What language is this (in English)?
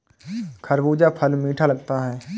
Hindi